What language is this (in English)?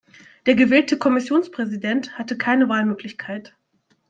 German